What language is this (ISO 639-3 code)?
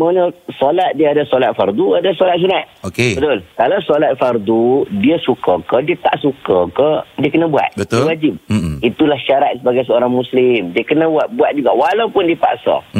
msa